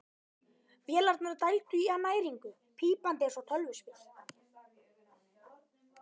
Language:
Icelandic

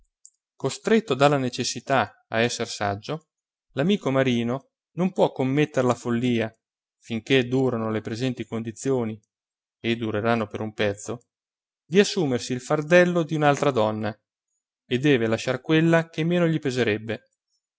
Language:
Italian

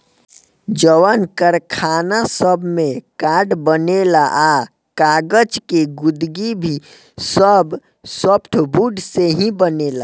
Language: Bhojpuri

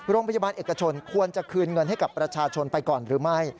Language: Thai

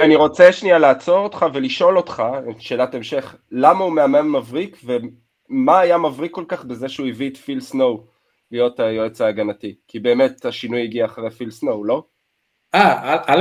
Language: Hebrew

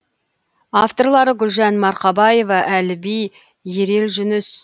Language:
Kazakh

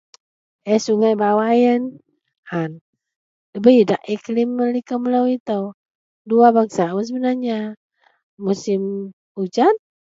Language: Central Melanau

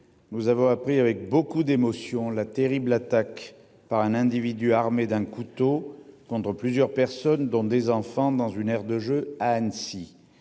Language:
French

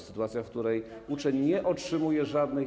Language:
Polish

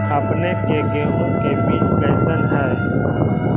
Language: Magahi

